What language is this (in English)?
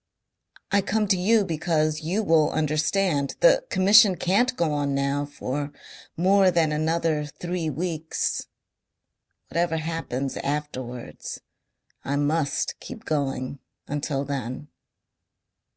English